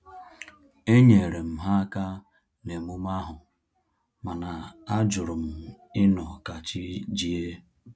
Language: Igbo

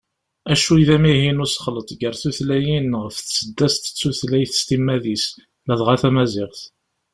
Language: Kabyle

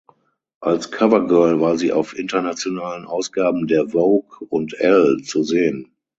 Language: German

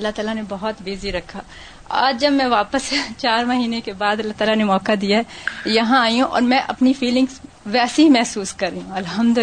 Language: Urdu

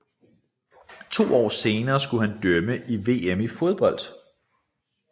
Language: Danish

